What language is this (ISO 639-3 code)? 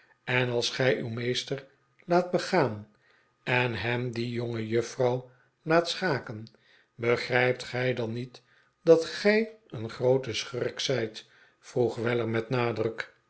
nld